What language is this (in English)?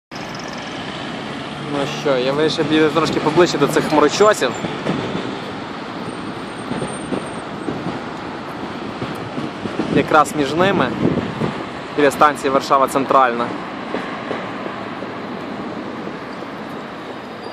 Ukrainian